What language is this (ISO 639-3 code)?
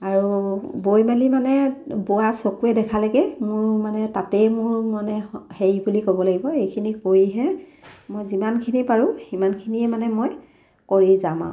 asm